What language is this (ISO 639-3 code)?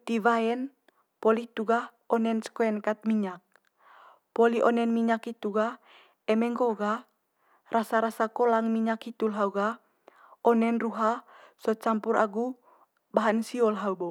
mqy